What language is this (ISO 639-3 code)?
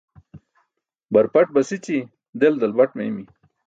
bsk